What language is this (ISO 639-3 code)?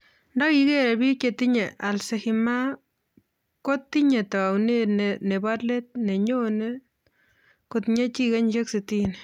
kln